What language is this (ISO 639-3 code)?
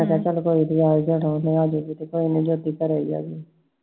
pan